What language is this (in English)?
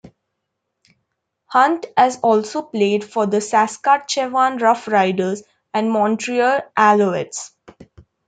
English